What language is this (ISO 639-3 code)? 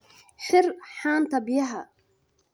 som